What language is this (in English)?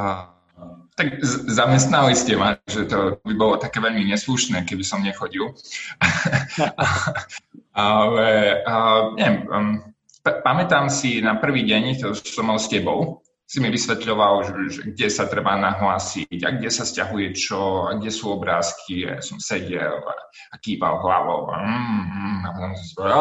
Slovak